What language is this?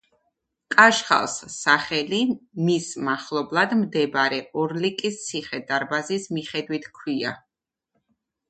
Georgian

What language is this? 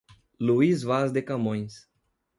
Portuguese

